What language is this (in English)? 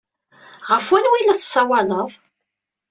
Kabyle